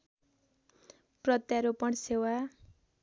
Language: Nepali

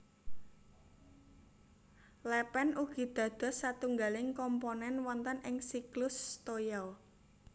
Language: Javanese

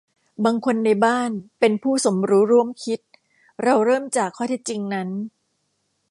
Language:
Thai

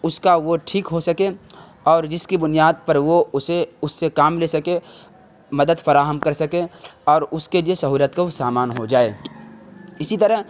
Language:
Urdu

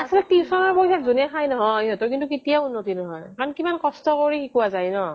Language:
Assamese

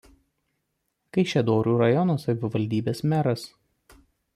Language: Lithuanian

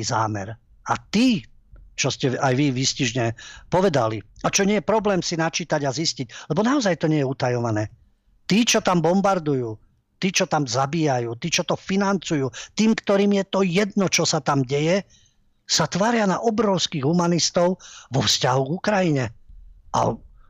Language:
Slovak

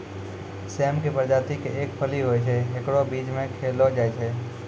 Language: Maithili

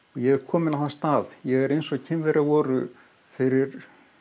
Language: Icelandic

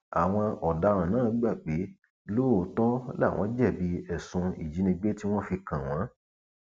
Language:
Yoruba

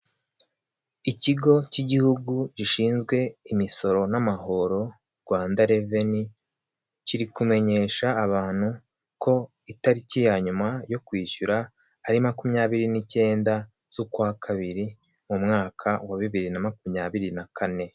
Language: Kinyarwanda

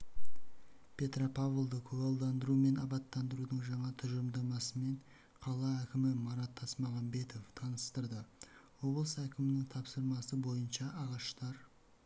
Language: Kazakh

